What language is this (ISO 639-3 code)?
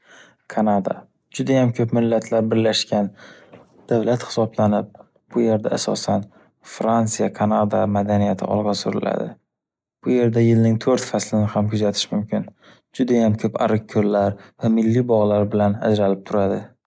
uzb